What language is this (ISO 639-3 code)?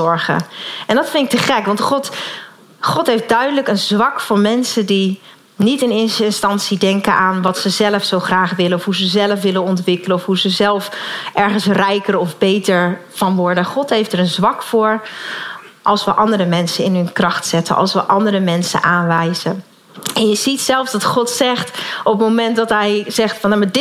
nld